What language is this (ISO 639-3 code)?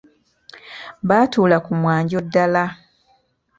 lug